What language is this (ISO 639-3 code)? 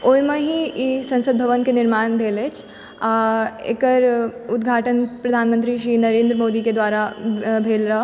mai